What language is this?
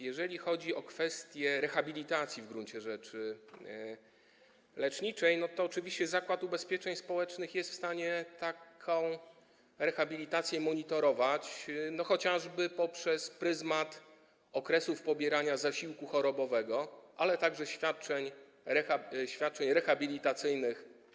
Polish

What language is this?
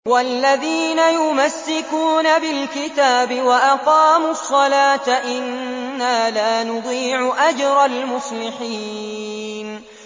Arabic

